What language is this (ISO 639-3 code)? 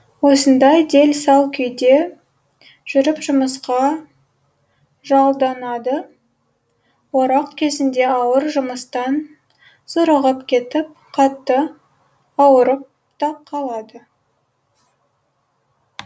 kaz